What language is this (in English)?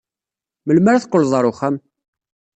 Kabyle